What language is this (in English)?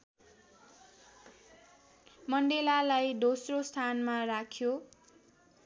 Nepali